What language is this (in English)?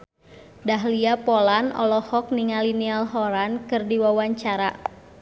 Sundanese